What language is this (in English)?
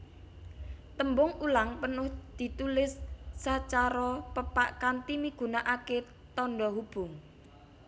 Javanese